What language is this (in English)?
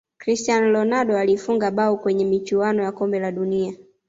Swahili